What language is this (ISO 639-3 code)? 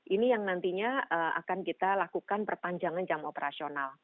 ind